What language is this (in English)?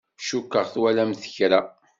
Kabyle